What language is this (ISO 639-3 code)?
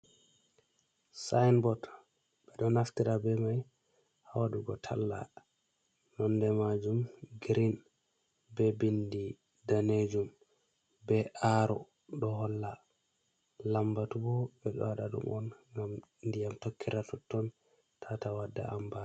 ful